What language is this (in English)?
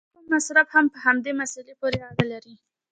Pashto